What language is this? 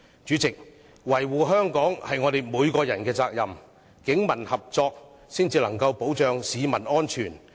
Cantonese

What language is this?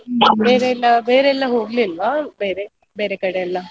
Kannada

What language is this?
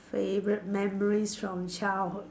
English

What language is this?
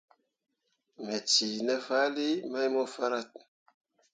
Mundang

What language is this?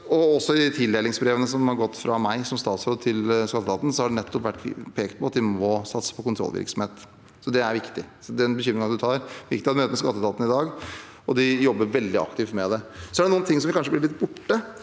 Norwegian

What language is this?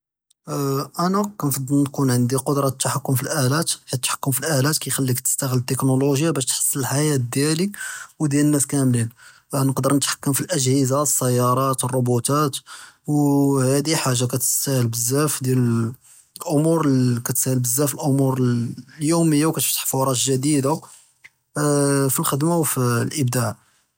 Judeo-Arabic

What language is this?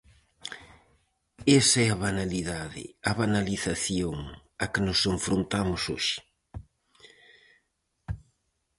Galician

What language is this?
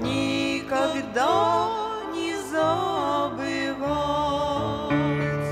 Russian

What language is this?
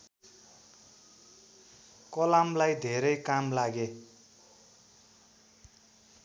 Nepali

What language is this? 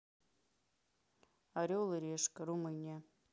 Russian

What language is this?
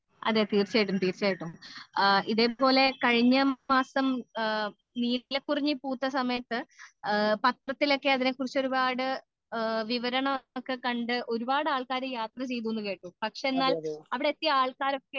Malayalam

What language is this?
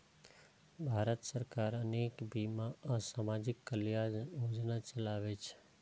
Maithili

